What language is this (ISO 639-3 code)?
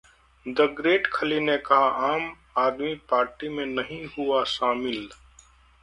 hin